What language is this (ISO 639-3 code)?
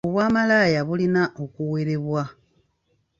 lug